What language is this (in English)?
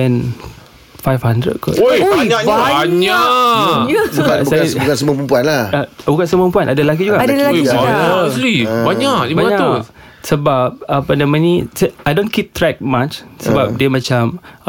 Malay